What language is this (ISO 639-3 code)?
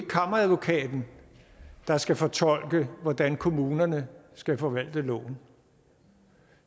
dan